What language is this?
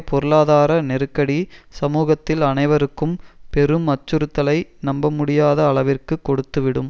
Tamil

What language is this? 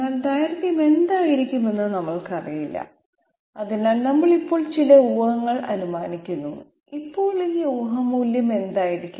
Malayalam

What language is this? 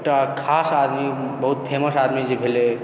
Maithili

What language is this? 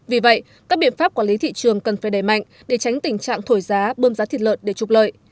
Vietnamese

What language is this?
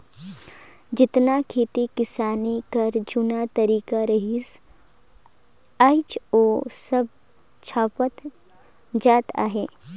Chhattisgarhi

